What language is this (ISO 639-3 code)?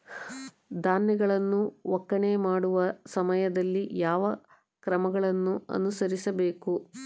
kan